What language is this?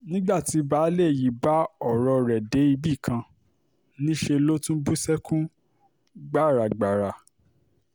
Yoruba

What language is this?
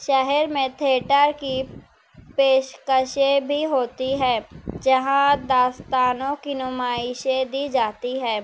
Urdu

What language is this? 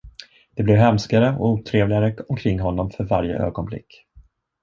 Swedish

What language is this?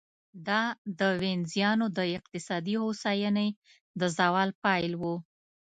Pashto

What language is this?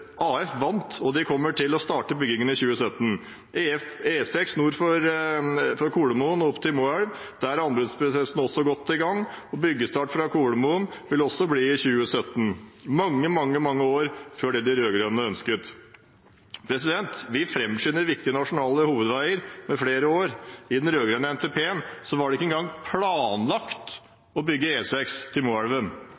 Norwegian Bokmål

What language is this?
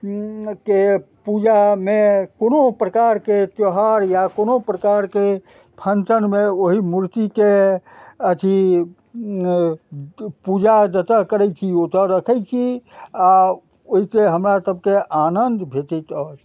Maithili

